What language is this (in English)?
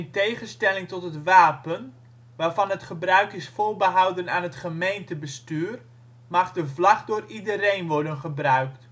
Dutch